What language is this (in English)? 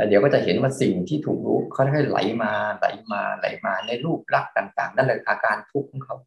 Thai